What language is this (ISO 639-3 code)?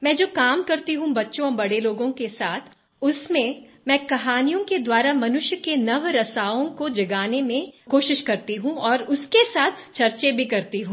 hin